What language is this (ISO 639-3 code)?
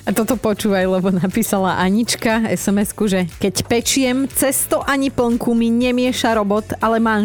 slk